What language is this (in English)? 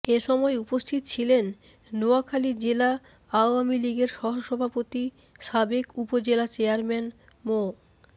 Bangla